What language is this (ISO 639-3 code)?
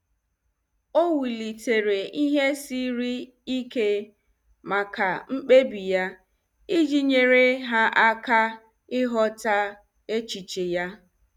ibo